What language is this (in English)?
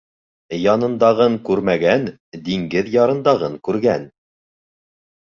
Bashkir